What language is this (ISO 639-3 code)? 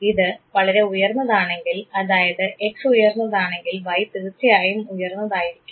mal